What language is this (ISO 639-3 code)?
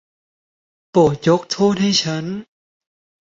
tha